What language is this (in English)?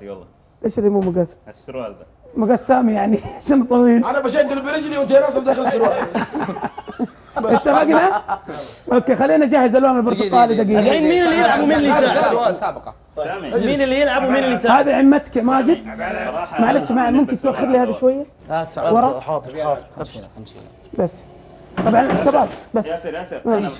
Arabic